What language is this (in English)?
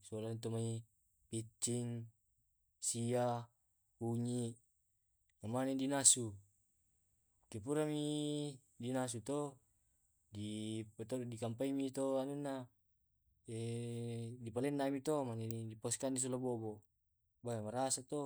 Tae'